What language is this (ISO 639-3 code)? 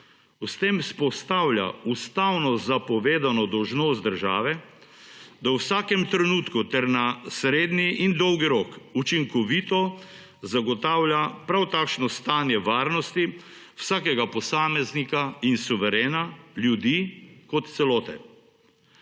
slv